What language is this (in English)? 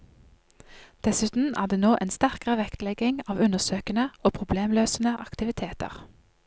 Norwegian